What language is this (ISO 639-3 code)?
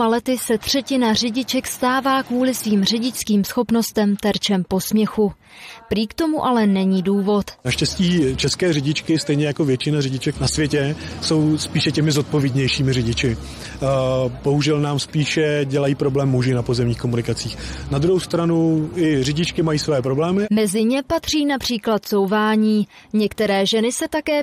ces